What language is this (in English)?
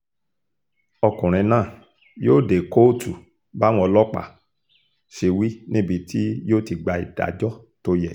Yoruba